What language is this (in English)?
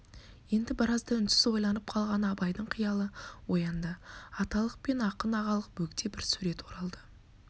Kazakh